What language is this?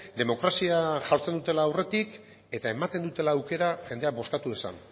Basque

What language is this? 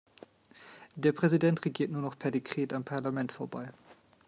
German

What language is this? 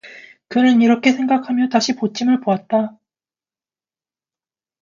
Korean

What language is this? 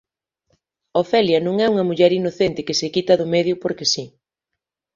Galician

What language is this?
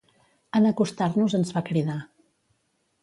Catalan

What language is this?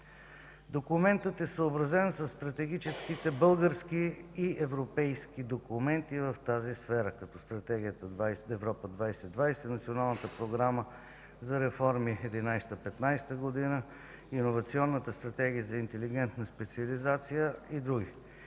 Bulgarian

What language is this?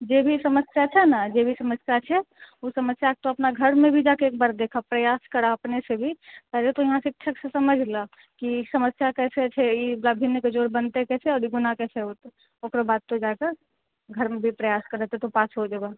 Maithili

